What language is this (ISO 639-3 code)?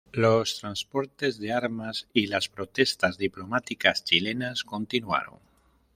spa